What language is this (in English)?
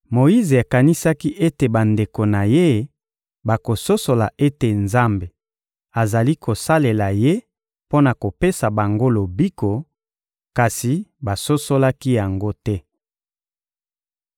Lingala